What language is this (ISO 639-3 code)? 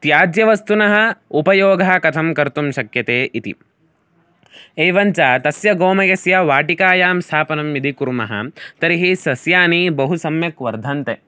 san